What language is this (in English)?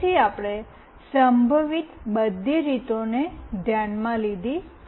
Gujarati